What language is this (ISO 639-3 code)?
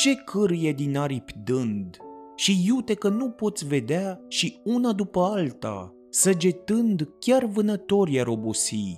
ron